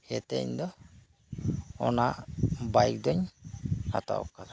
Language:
Santali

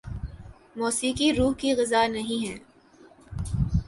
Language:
Urdu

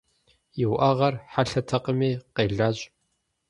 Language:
Kabardian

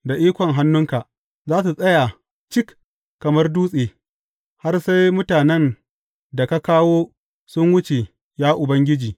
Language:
Hausa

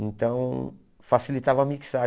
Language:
Portuguese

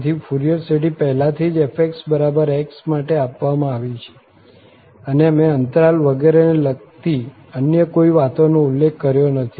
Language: Gujarati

